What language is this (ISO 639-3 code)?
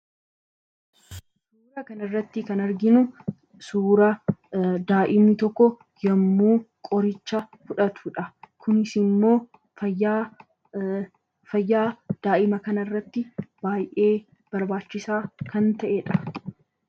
orm